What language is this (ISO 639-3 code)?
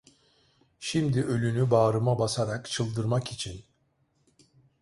tur